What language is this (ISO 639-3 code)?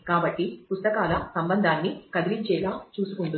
tel